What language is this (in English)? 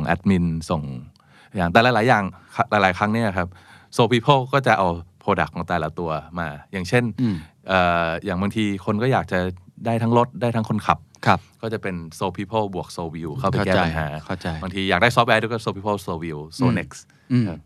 Thai